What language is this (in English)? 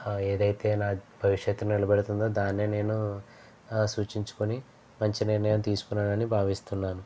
Telugu